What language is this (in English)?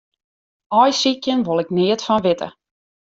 Western Frisian